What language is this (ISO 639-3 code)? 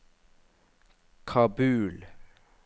nor